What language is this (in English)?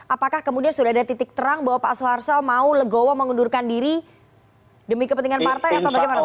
Indonesian